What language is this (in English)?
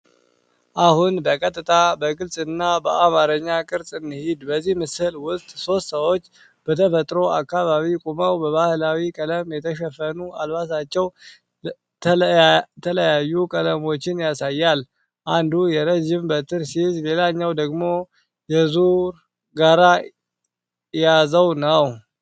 Amharic